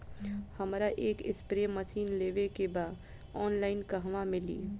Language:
Bhojpuri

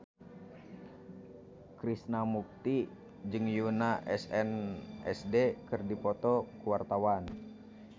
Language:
Sundanese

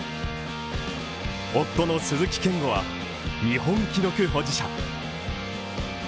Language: Japanese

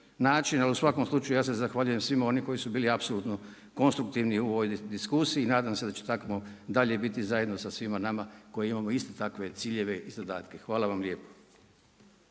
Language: Croatian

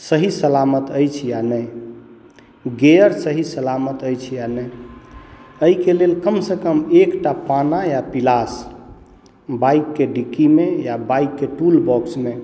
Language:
Maithili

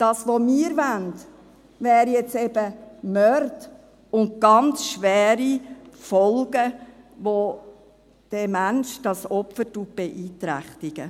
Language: Swiss German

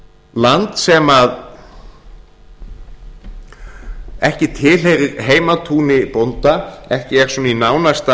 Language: Icelandic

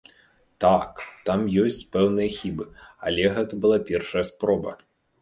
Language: Belarusian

